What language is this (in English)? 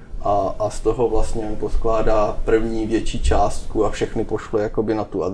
Czech